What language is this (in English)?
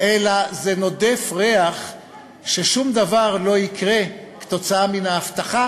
Hebrew